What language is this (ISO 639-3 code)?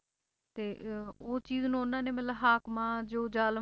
pan